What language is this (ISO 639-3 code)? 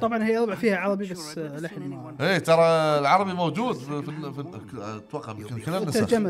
ara